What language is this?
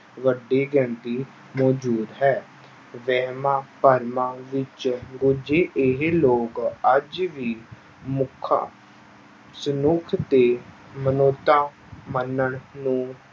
Punjabi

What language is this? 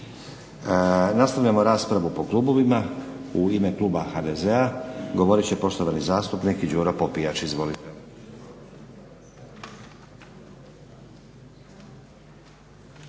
Croatian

